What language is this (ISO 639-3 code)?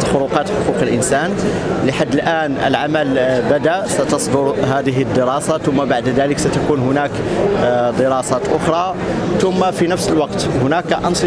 ara